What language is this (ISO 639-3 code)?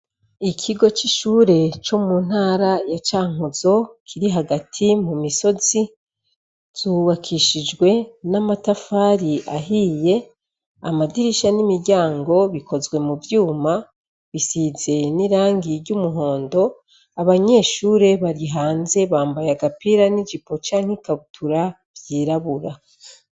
run